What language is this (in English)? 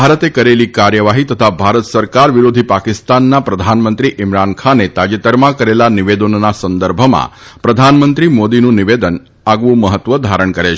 Gujarati